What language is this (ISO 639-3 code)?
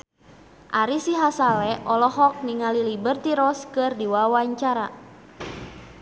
sun